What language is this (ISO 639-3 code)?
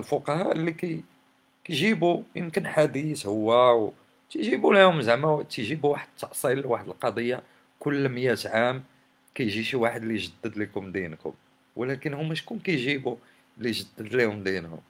ara